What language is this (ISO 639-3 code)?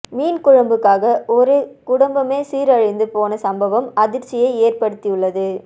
tam